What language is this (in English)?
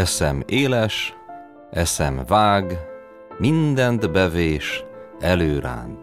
Hungarian